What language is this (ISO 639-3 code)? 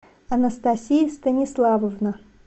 rus